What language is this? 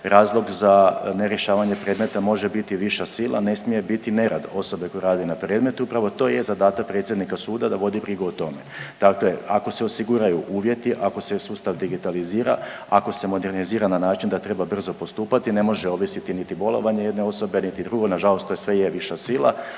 Croatian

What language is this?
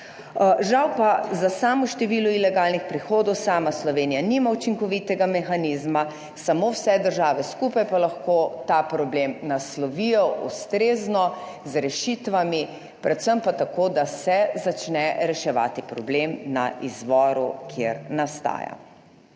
Slovenian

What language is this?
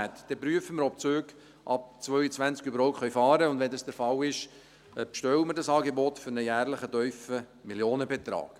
Swiss German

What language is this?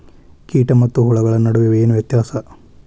Kannada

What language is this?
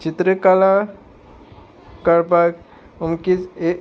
Konkani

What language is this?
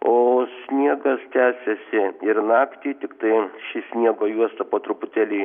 Lithuanian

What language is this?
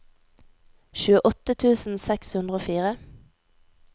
Norwegian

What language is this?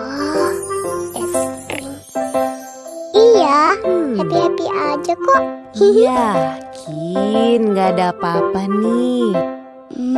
Indonesian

